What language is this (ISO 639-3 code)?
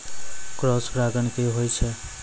mai